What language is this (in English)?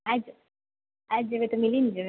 Maithili